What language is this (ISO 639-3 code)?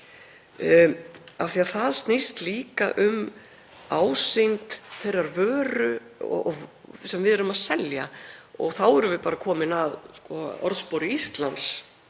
isl